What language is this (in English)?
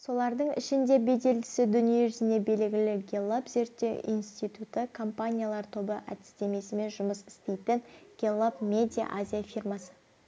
Kazakh